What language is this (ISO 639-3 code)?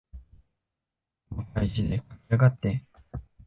jpn